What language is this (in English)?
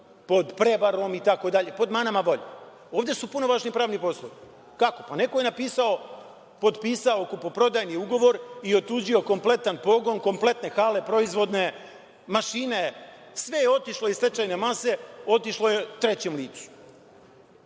Serbian